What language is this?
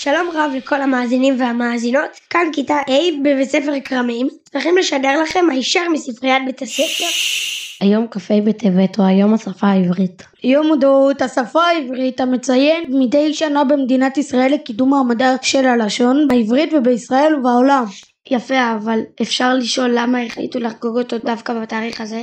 Hebrew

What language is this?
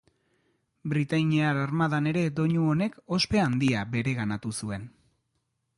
Basque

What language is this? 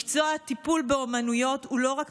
Hebrew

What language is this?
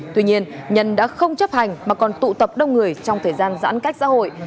Vietnamese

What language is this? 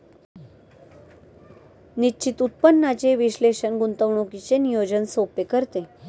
Marathi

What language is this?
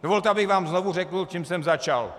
Czech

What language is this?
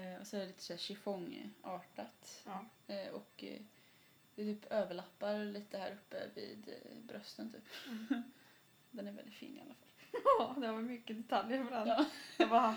Swedish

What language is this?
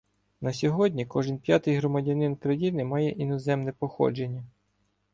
Ukrainian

